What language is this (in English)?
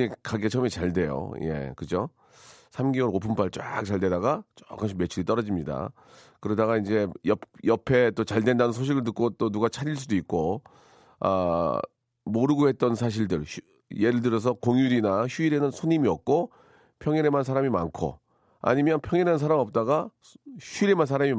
Korean